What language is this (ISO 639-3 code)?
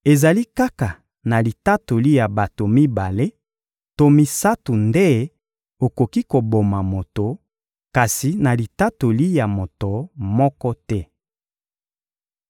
lin